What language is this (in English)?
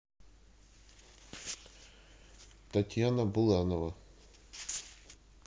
Russian